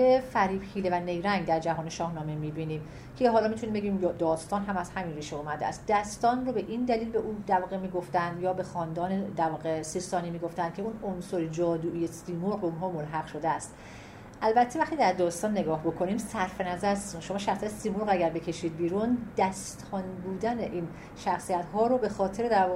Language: Persian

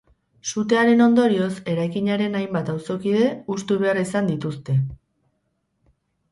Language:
Basque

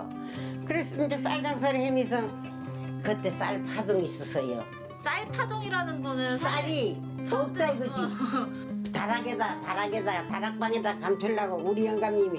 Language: Korean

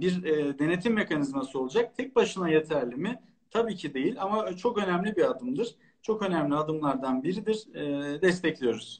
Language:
Turkish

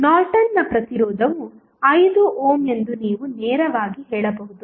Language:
Kannada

